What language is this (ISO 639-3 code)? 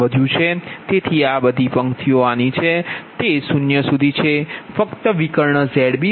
guj